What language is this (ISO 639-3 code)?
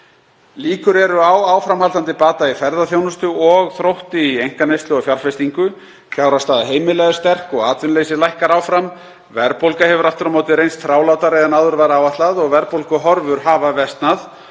isl